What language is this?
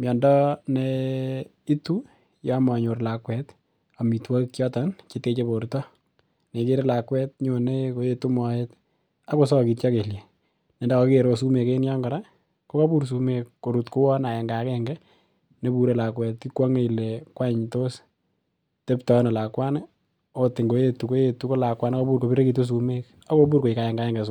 Kalenjin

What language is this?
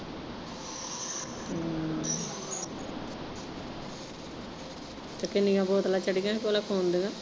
Punjabi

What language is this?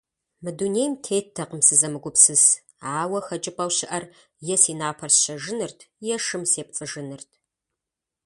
Kabardian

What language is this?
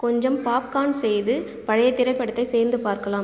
Tamil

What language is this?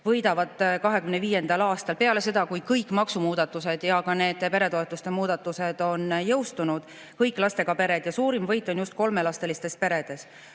Estonian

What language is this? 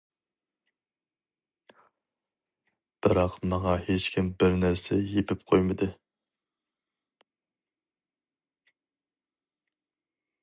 Uyghur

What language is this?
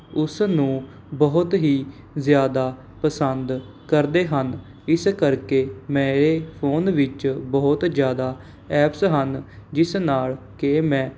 Punjabi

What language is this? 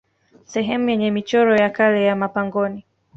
Swahili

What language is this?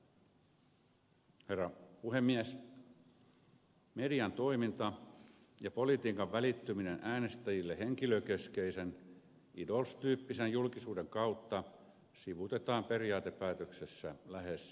Finnish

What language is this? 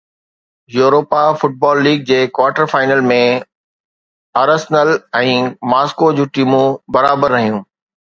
Sindhi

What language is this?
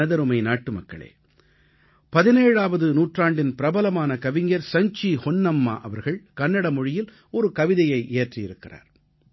Tamil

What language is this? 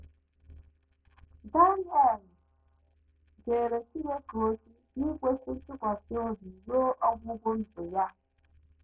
Igbo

